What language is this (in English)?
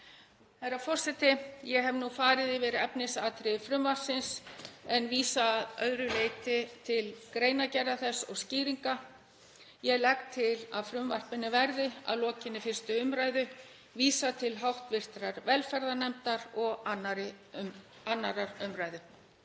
Icelandic